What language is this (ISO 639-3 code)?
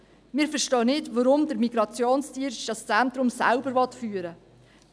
gsw